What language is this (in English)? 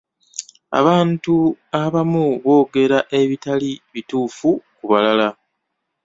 Ganda